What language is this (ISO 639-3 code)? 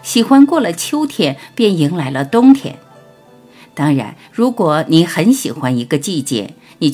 zho